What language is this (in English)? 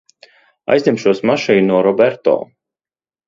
Latvian